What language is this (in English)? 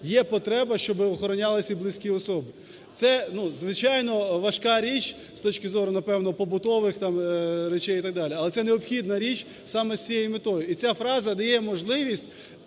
Ukrainian